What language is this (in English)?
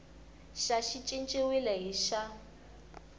Tsonga